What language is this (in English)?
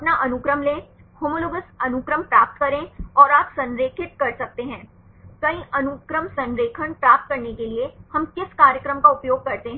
Hindi